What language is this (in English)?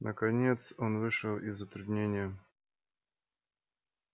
Russian